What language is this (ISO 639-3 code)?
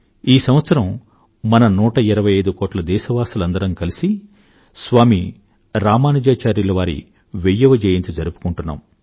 tel